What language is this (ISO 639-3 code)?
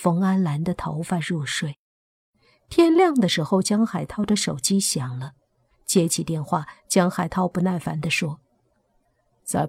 zho